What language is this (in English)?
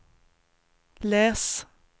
Swedish